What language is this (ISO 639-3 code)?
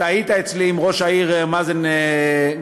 heb